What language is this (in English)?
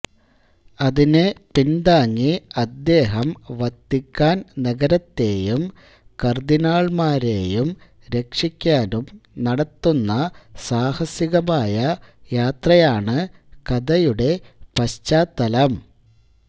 Malayalam